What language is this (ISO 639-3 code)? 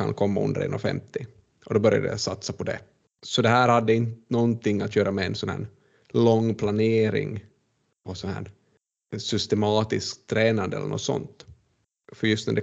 swe